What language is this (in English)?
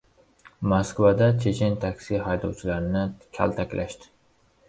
Uzbek